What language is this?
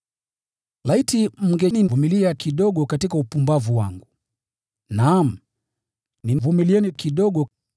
Swahili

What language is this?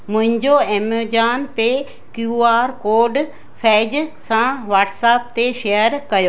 Sindhi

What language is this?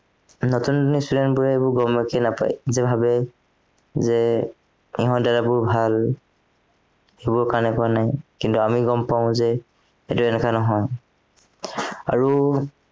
Assamese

